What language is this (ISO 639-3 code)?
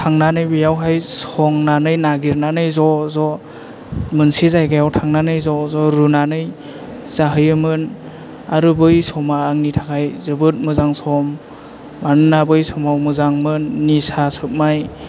brx